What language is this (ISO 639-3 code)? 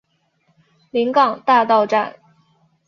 zho